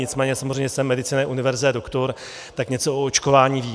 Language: Czech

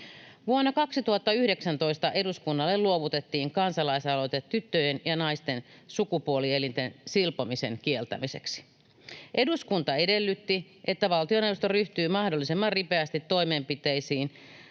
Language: Finnish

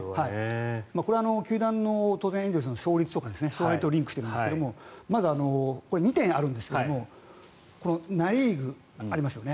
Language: Japanese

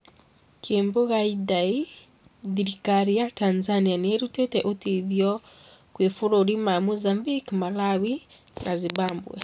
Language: Kikuyu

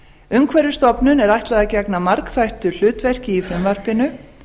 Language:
Icelandic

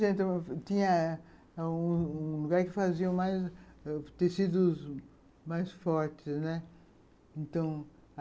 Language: Portuguese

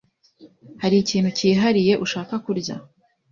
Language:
Kinyarwanda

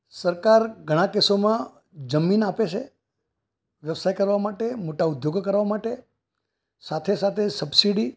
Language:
Gujarati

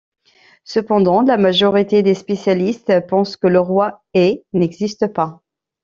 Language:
French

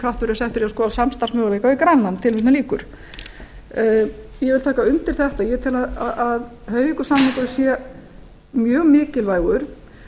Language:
Icelandic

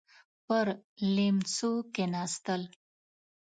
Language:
Pashto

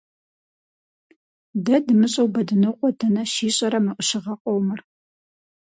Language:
Kabardian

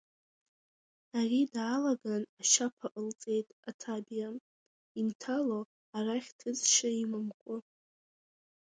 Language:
Abkhazian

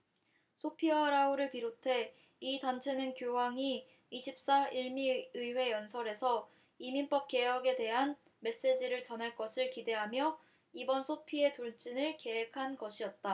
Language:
Korean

